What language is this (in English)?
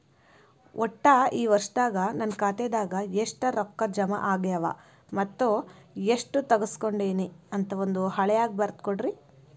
Kannada